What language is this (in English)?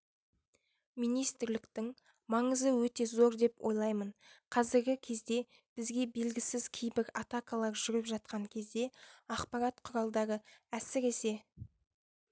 Kazakh